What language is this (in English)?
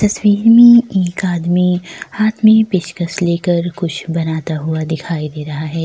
Hindi